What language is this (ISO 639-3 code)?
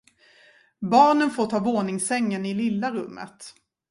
swe